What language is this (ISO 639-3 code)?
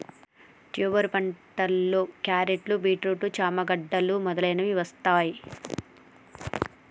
tel